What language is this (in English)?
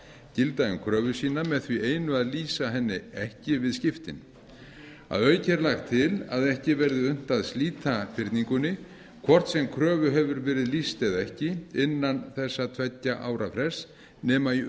Icelandic